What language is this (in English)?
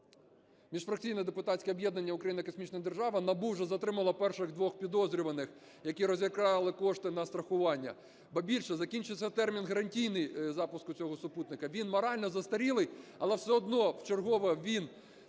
Ukrainian